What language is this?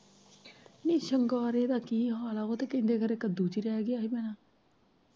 Punjabi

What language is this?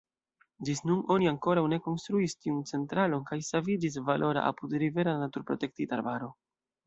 Esperanto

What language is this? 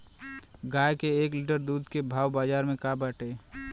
Bhojpuri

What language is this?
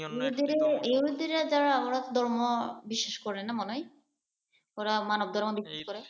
Bangla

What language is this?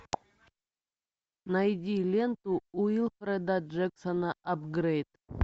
Russian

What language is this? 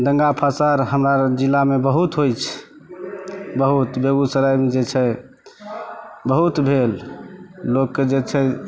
Maithili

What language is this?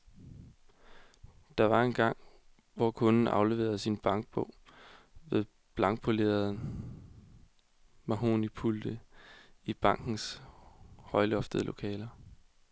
Danish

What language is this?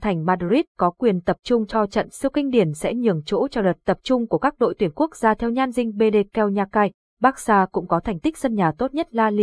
Vietnamese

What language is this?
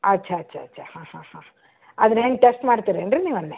Kannada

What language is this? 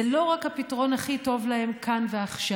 Hebrew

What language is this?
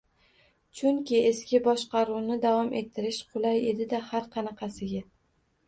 Uzbek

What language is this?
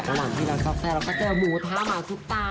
Thai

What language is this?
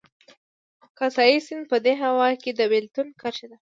Pashto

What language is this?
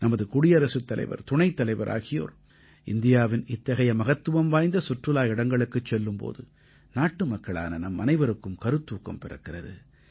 Tamil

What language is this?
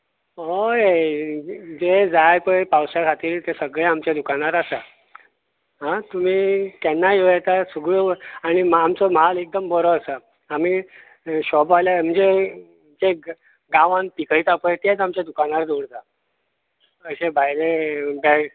Konkani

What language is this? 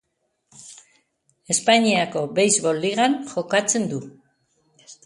Basque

